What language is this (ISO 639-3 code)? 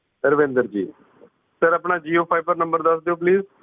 pan